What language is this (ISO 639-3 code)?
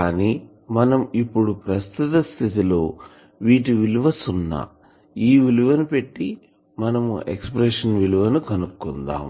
tel